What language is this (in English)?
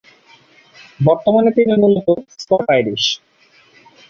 Bangla